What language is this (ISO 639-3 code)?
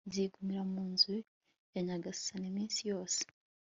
kin